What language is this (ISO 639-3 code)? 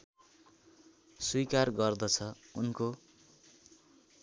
nep